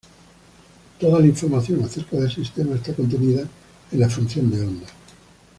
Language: Spanish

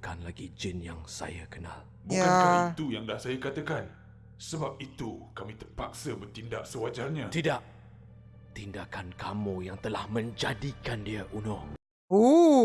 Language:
Malay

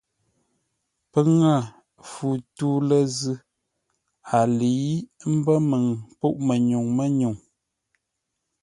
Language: Ngombale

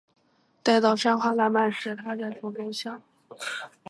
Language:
Chinese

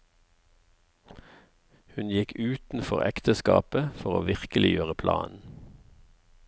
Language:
Norwegian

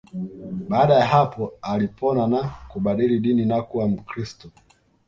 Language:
Swahili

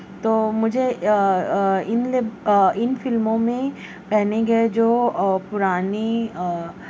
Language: Urdu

